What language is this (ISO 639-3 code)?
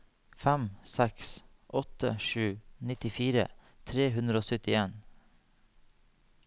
nor